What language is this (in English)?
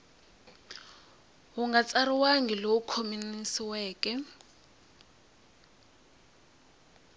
Tsonga